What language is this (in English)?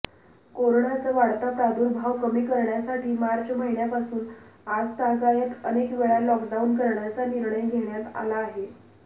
Marathi